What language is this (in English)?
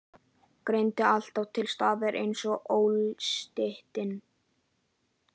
Icelandic